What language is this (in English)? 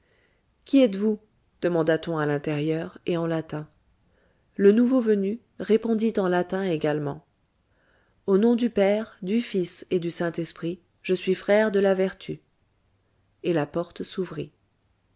French